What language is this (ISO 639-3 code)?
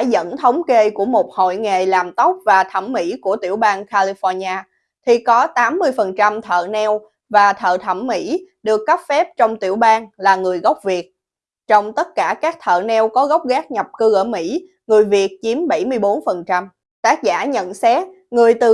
vie